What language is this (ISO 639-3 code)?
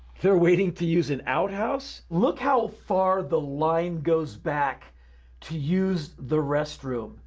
eng